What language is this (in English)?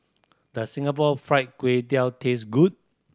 English